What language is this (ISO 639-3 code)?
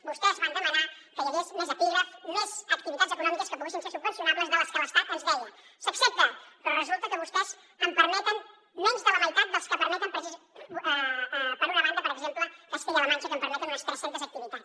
cat